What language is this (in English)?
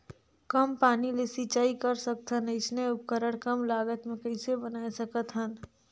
Chhattisgarhi